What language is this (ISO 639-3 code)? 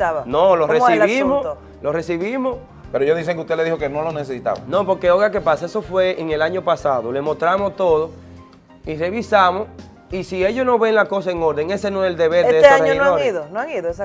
spa